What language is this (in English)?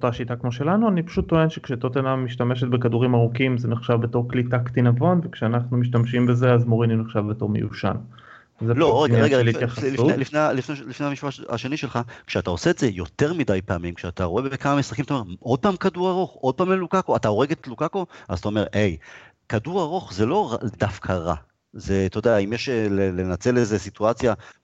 Hebrew